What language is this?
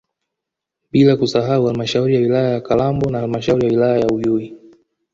Swahili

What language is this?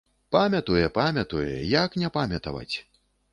Belarusian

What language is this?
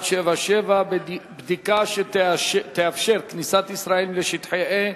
Hebrew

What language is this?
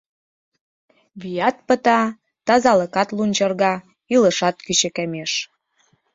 Mari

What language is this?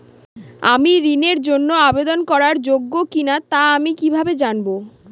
Bangla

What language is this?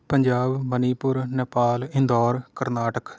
Punjabi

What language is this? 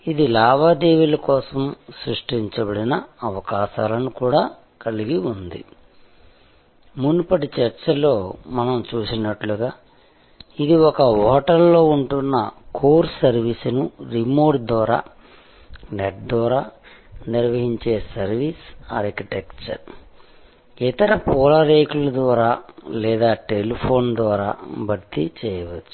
Telugu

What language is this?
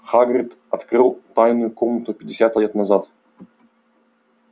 Russian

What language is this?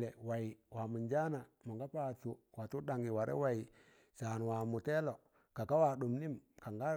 Tangale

